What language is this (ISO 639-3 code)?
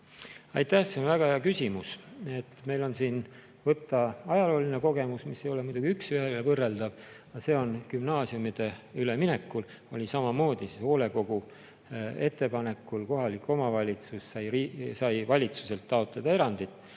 est